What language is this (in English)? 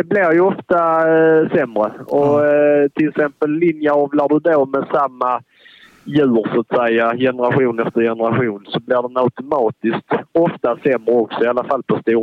Swedish